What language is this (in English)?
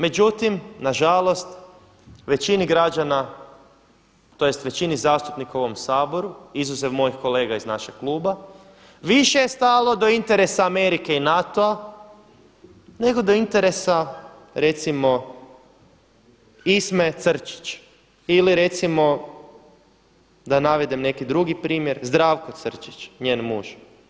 Croatian